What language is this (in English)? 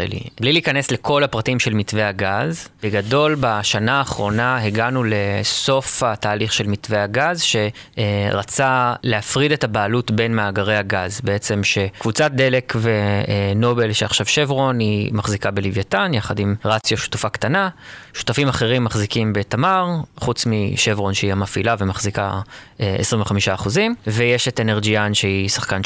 Hebrew